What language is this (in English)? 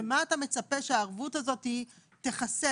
Hebrew